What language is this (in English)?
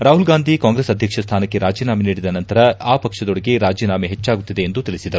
Kannada